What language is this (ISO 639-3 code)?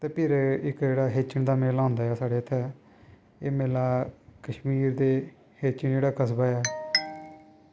doi